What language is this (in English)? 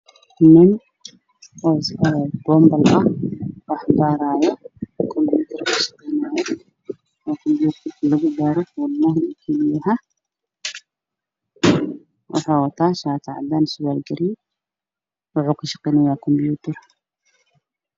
Somali